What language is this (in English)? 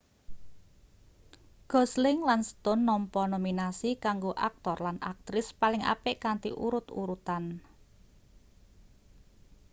Javanese